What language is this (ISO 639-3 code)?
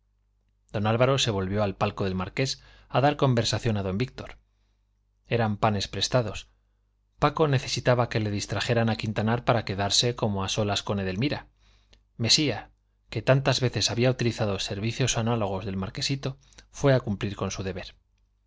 spa